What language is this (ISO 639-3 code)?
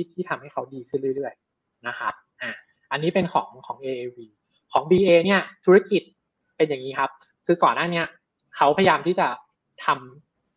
tha